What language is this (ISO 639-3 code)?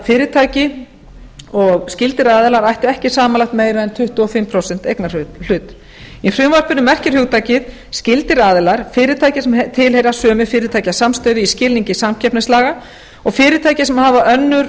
isl